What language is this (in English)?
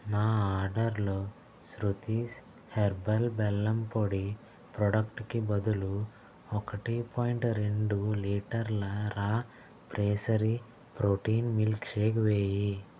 Telugu